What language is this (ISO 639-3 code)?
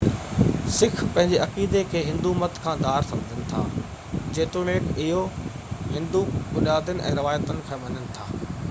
snd